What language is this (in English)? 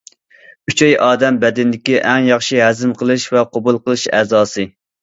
Uyghur